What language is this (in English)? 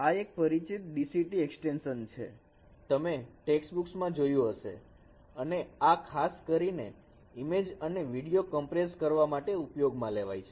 Gujarati